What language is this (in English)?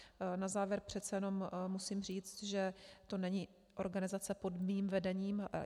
Czech